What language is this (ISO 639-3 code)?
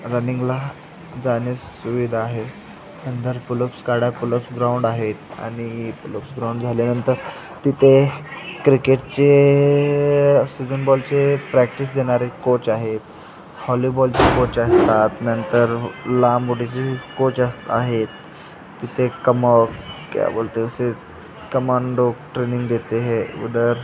mar